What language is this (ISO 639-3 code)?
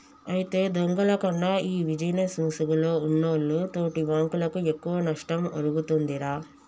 tel